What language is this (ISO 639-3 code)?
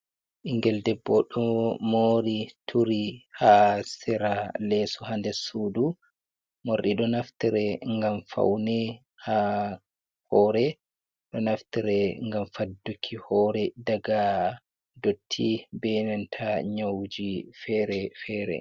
ful